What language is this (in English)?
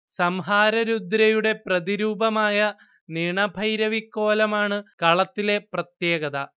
Malayalam